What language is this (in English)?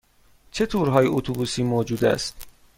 Persian